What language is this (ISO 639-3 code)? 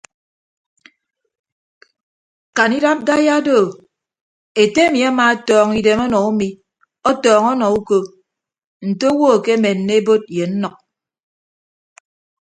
ibb